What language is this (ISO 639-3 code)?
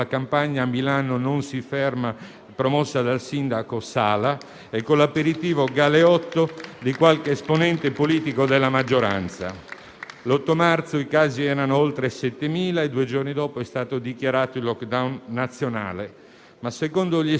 ita